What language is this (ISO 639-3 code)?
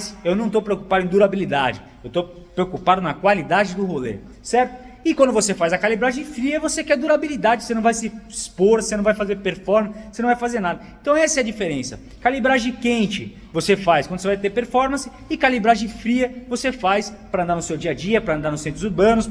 por